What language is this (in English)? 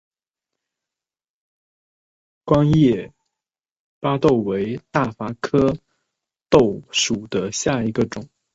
Chinese